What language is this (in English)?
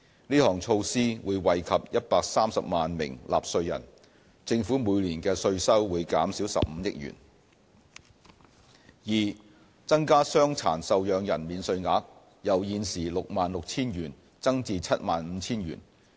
Cantonese